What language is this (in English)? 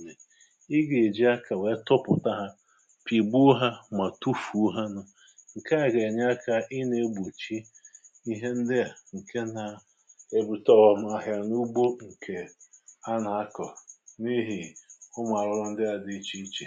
Igbo